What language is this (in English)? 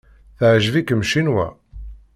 Kabyle